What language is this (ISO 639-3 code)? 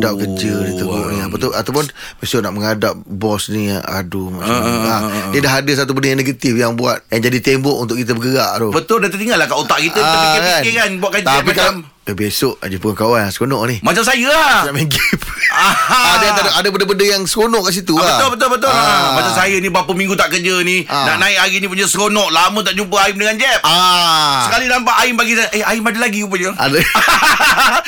msa